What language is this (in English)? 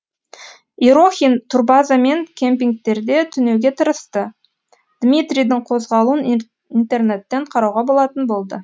Kazakh